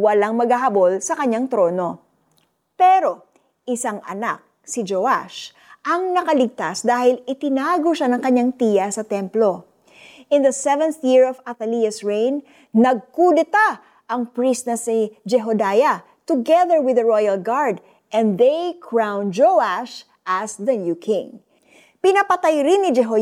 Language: Filipino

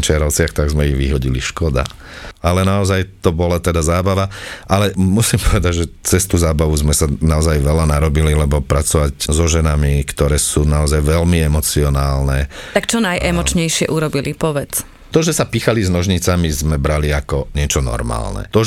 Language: Slovak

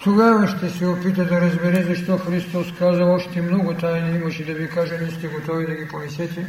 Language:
Bulgarian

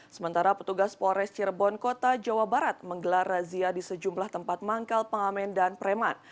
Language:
Indonesian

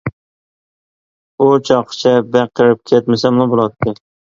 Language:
Uyghur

